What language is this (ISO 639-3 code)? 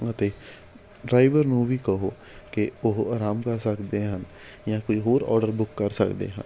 pan